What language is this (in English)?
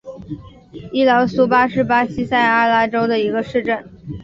Chinese